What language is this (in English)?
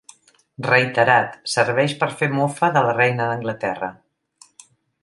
Catalan